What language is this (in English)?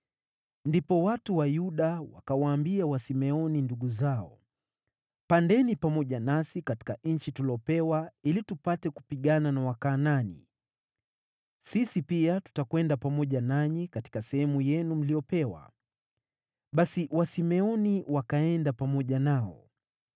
Swahili